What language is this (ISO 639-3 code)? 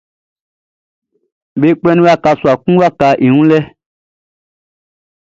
bci